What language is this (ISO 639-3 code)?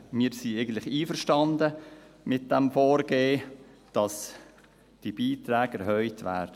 gsw